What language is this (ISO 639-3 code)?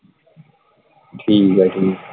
pan